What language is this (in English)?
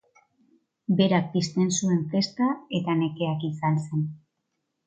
Basque